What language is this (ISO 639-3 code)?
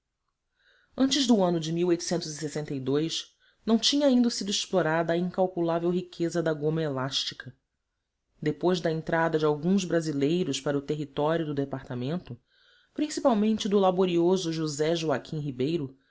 por